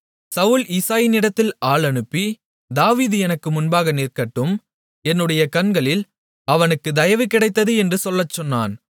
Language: Tamil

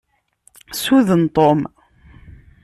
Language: Kabyle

